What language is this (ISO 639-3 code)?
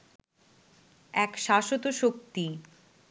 ben